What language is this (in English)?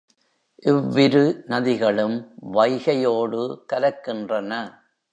Tamil